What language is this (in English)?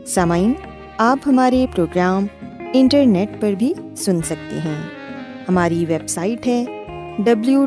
Urdu